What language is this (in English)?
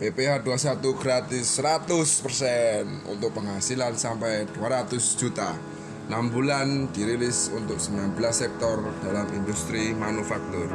Indonesian